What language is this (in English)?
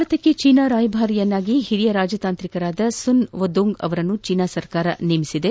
Kannada